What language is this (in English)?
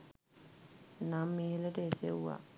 Sinhala